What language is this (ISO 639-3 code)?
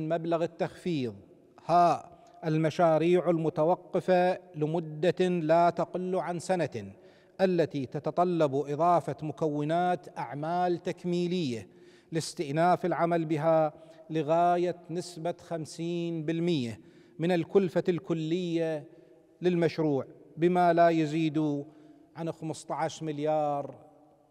ara